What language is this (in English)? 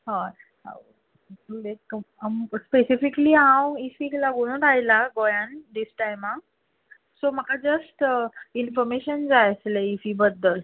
Konkani